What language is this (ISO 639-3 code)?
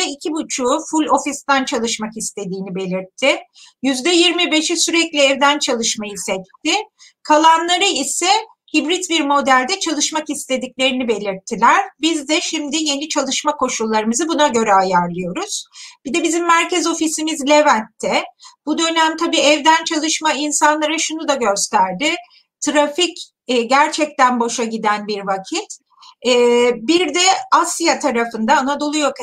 tur